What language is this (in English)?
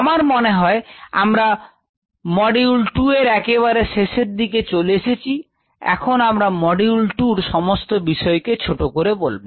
Bangla